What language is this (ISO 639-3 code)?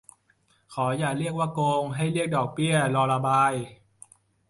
tha